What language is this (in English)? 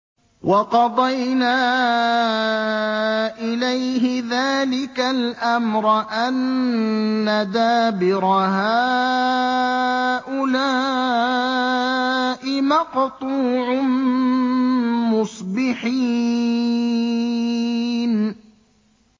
Arabic